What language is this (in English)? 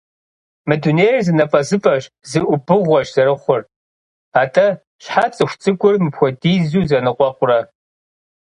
Kabardian